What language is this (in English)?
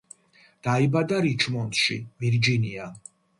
Georgian